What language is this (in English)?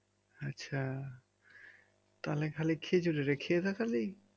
Bangla